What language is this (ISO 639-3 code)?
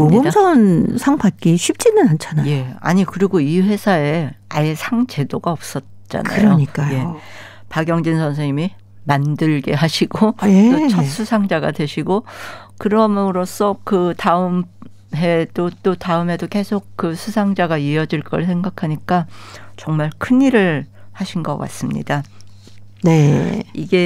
kor